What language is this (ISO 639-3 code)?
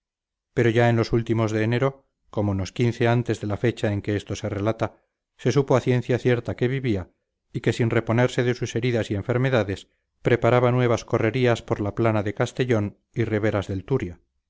spa